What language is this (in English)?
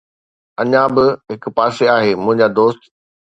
Sindhi